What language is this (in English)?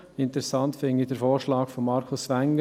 Swiss German